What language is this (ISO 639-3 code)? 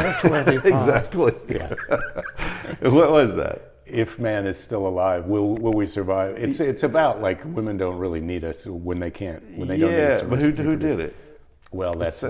eng